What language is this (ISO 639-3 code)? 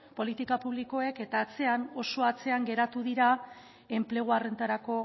eus